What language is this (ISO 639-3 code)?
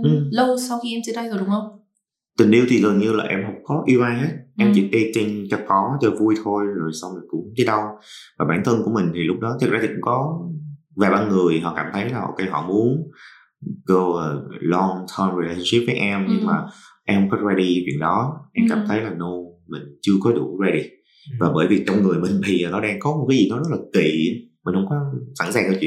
vie